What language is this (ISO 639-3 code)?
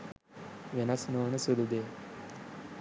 sin